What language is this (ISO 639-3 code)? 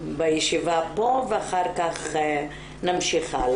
heb